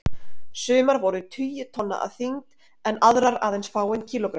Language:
Icelandic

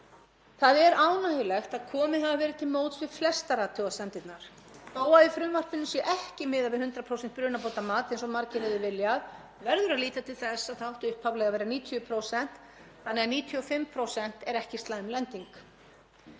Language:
Icelandic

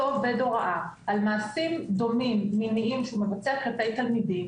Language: Hebrew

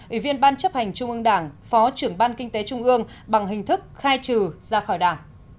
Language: Vietnamese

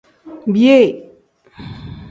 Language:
Tem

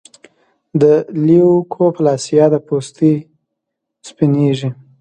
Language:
Pashto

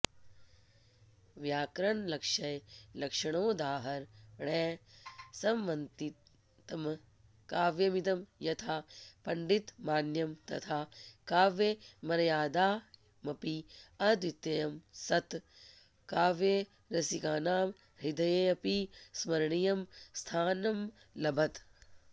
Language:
Sanskrit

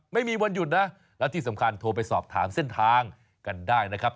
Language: Thai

